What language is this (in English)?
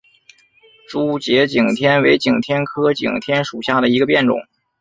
Chinese